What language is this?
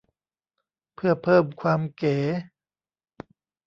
Thai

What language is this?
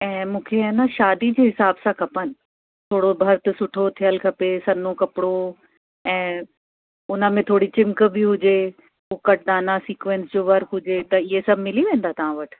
Sindhi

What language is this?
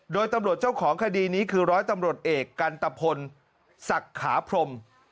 Thai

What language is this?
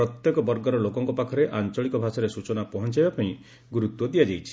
Odia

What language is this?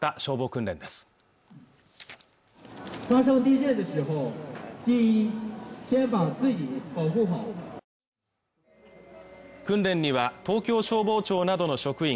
Japanese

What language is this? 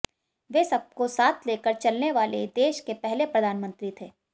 Hindi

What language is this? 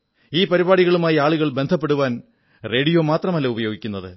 Malayalam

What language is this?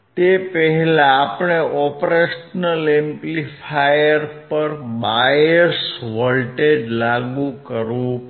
Gujarati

